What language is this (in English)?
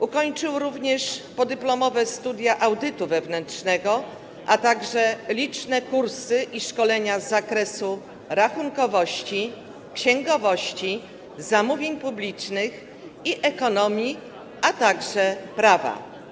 Polish